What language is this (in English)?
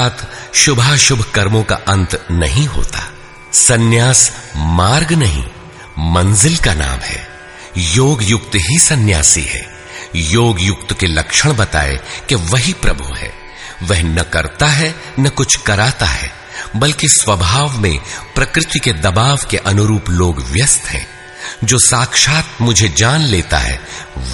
Hindi